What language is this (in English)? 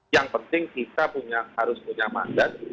Indonesian